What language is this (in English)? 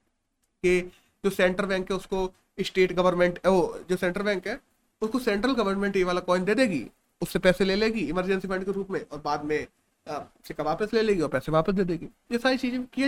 Hindi